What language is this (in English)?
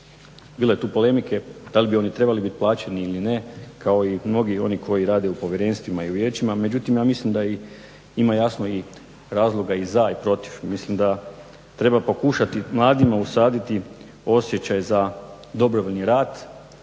Croatian